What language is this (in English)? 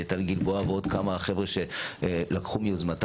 Hebrew